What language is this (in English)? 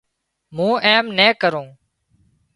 Wadiyara Koli